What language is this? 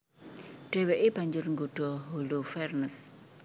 Javanese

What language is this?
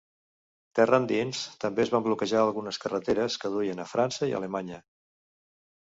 Catalan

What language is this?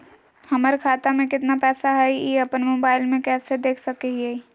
Magahi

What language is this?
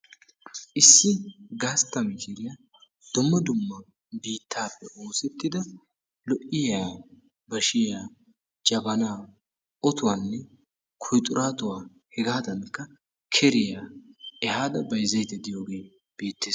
Wolaytta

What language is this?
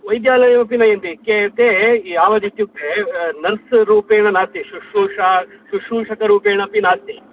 Sanskrit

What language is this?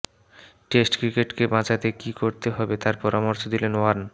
Bangla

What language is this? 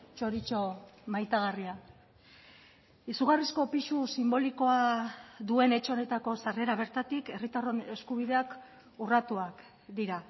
Basque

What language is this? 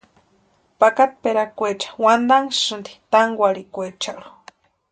Western Highland Purepecha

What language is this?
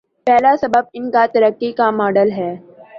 Urdu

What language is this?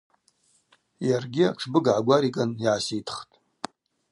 Abaza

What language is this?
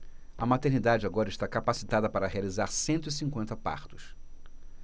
Portuguese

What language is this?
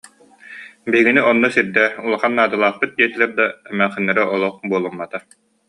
Yakut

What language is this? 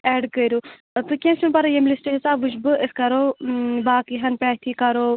Kashmiri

